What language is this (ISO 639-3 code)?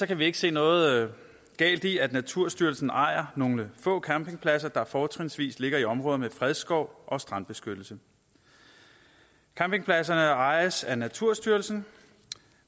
dan